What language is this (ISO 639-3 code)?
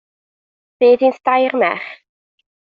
cym